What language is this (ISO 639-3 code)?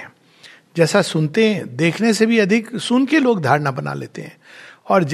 hin